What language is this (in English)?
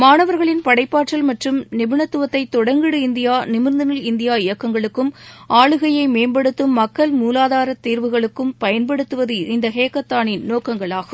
Tamil